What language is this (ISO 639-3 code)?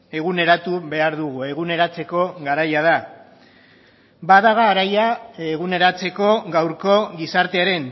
eus